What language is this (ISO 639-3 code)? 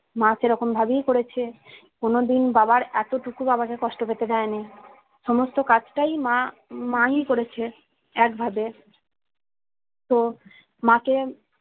ben